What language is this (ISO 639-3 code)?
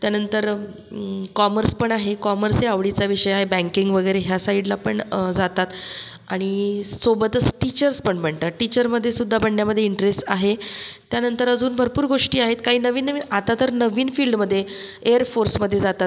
mar